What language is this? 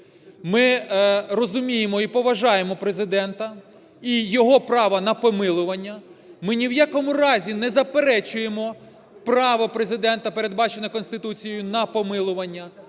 Ukrainian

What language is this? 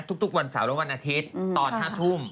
Thai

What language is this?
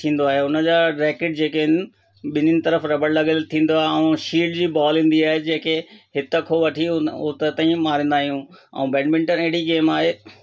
Sindhi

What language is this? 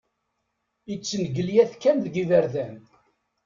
Kabyle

